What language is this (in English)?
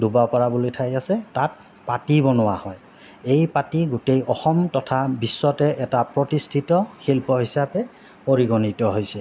Assamese